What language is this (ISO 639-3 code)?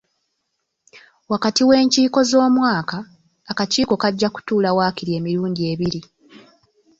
lug